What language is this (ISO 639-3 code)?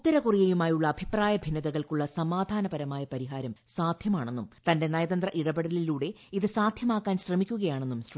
mal